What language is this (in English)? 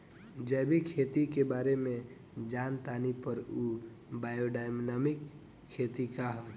Bhojpuri